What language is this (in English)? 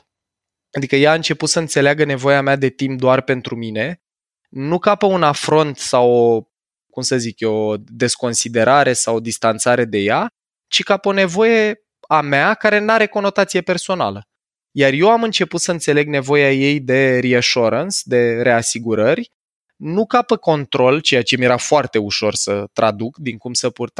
Romanian